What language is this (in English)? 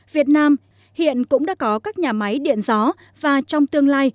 Vietnamese